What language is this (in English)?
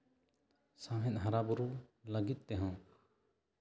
Santali